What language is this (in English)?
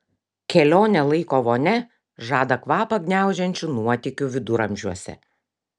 Lithuanian